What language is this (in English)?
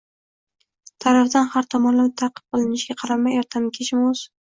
Uzbek